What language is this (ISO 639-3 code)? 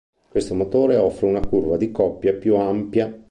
ita